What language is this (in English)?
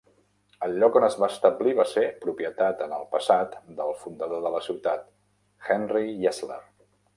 Catalan